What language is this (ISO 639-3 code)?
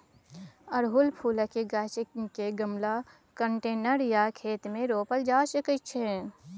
mai